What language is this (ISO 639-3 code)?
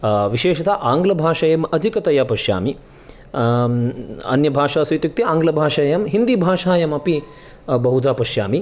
san